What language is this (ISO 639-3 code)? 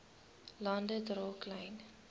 afr